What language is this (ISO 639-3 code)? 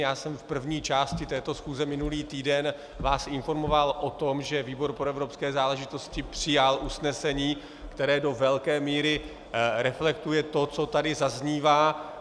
ces